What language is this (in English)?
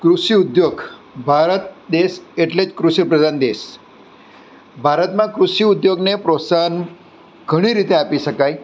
Gujarati